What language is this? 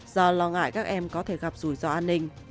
Vietnamese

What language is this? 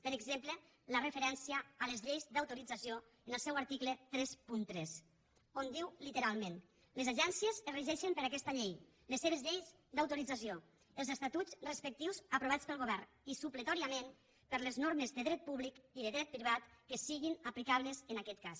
Catalan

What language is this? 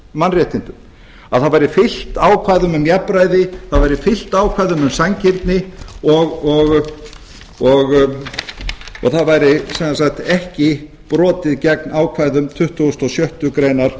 Icelandic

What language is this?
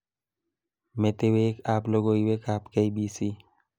Kalenjin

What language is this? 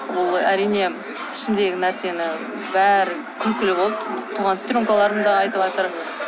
Kazakh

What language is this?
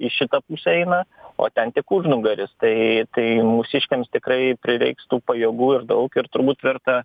Lithuanian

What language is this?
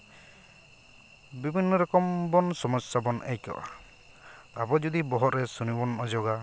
Santali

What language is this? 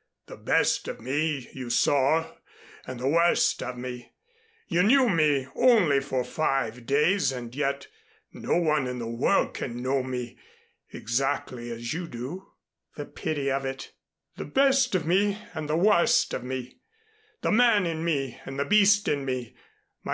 English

